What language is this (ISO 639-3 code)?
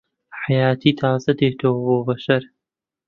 ckb